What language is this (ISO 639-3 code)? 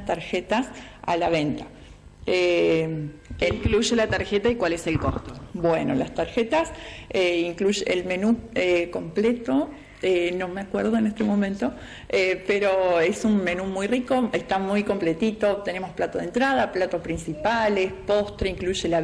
spa